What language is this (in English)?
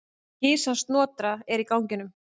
Icelandic